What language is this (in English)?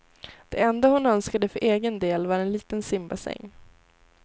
Swedish